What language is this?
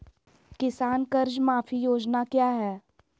Magahi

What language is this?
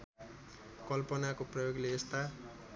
Nepali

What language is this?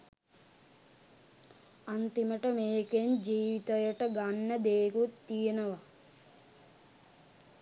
Sinhala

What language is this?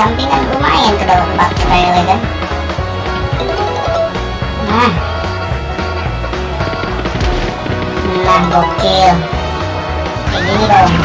Indonesian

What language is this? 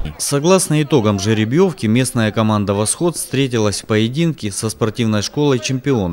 Russian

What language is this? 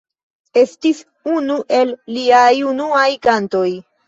Esperanto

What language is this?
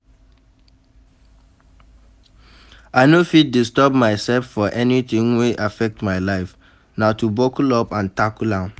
Nigerian Pidgin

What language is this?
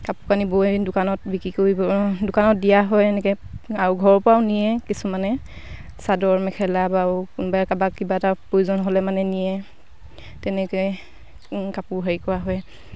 Assamese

